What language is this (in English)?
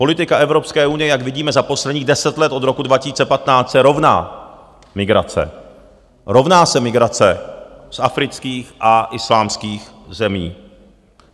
Czech